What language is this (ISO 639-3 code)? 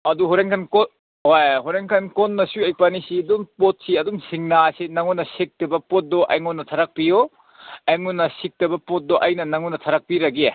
mni